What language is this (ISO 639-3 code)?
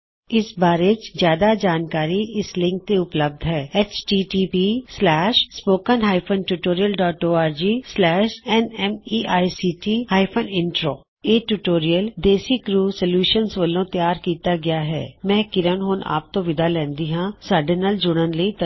pan